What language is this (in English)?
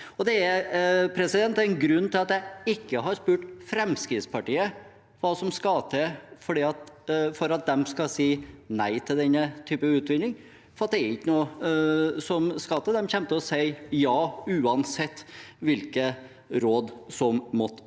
Norwegian